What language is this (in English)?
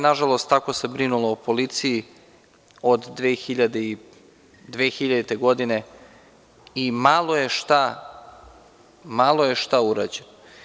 Serbian